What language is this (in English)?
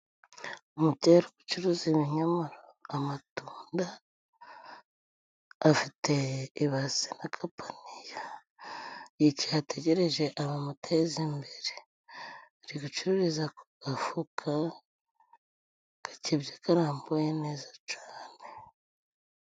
Kinyarwanda